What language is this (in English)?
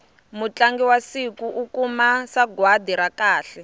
Tsonga